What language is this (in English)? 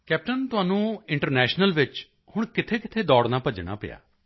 Punjabi